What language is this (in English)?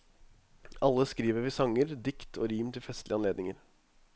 Norwegian